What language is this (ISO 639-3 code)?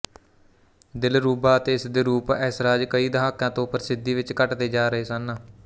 pan